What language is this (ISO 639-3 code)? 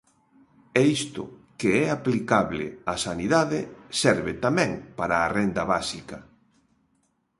glg